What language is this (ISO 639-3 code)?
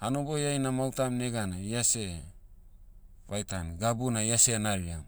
meu